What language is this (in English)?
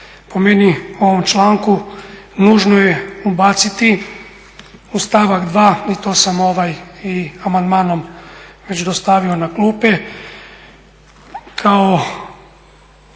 Croatian